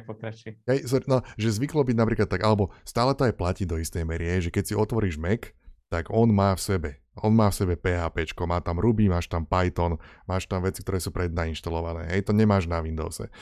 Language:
Slovak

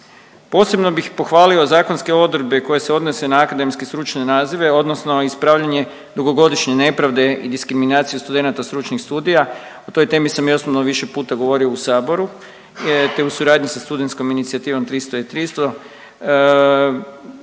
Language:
Croatian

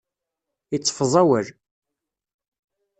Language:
Kabyle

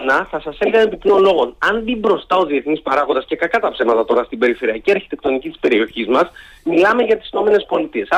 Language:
Greek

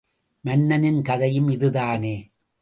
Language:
Tamil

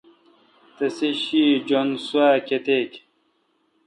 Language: Kalkoti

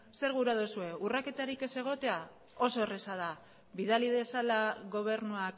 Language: Basque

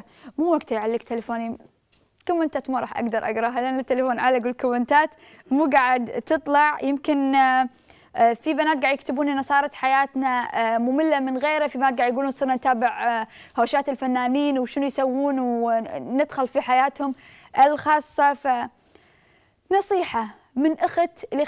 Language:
Arabic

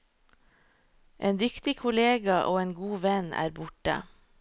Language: Norwegian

